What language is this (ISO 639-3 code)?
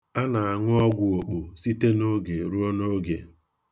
ibo